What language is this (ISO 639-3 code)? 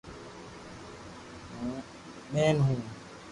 lrk